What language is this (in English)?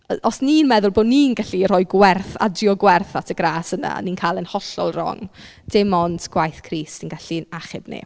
Welsh